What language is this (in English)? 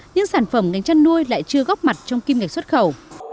Vietnamese